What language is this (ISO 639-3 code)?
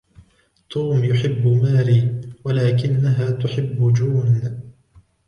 ara